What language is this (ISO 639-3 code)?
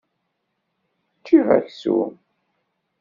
kab